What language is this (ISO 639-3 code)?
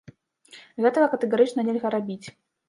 bel